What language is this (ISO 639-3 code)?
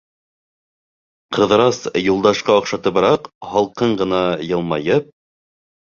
bak